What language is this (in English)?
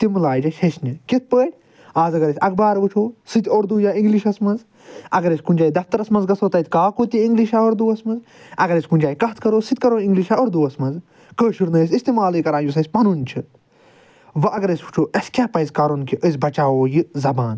Kashmiri